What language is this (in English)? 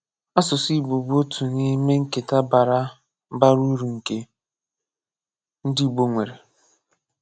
Igbo